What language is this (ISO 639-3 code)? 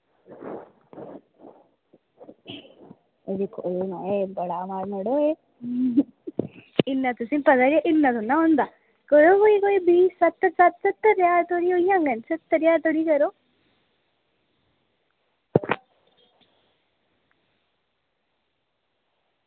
doi